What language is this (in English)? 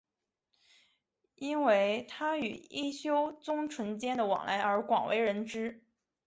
Chinese